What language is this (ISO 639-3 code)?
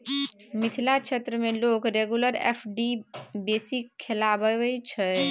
mai